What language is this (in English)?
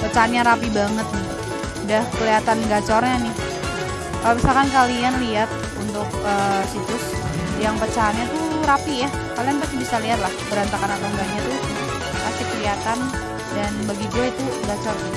Indonesian